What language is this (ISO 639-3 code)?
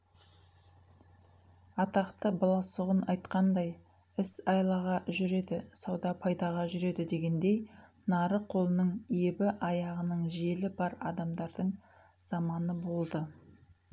kaz